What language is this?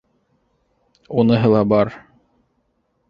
Bashkir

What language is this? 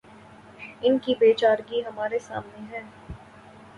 Urdu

